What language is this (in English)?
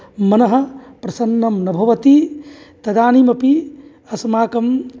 Sanskrit